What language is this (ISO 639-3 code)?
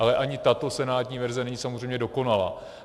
ces